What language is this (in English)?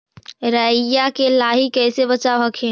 Magahi